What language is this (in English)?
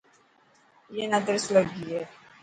Dhatki